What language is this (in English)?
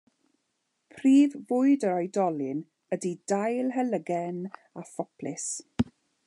Welsh